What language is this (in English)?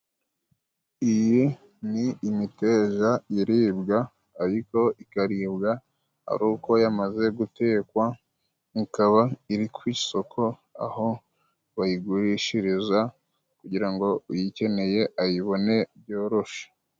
Kinyarwanda